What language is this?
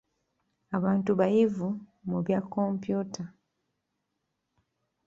Ganda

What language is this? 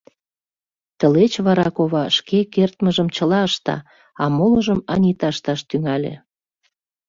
Mari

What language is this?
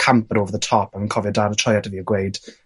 Welsh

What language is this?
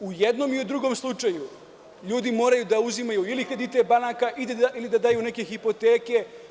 Serbian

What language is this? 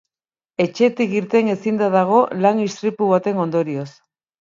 Basque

